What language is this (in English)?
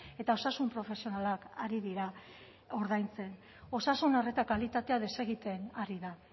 Basque